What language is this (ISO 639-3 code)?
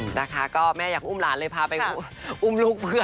tha